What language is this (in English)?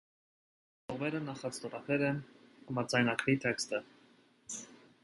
Armenian